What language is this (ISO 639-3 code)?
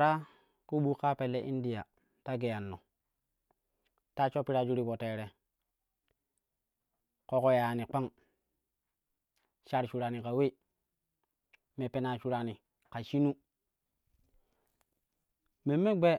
kuh